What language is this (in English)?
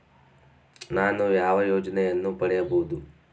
Kannada